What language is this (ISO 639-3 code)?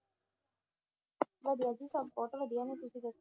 pan